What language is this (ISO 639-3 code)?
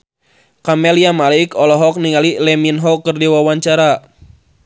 sun